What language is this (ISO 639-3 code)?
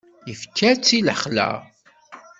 kab